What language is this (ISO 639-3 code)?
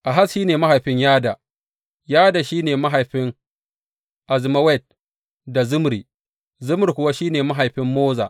hau